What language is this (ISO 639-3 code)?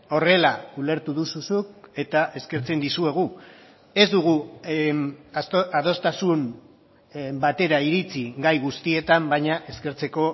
eus